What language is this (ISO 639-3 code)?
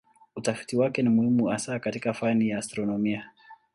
swa